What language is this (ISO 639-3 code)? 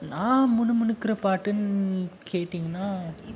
tam